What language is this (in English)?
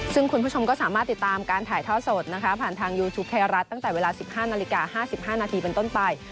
Thai